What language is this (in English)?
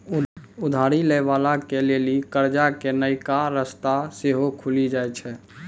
Maithili